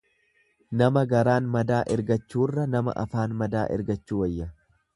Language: Oromo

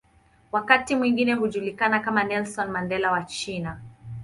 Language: Swahili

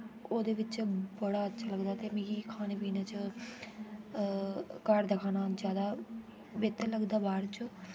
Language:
Dogri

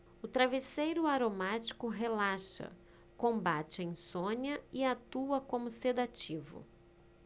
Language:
Portuguese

